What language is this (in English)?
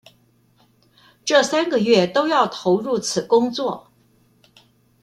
Chinese